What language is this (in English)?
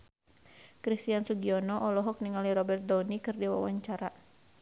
Sundanese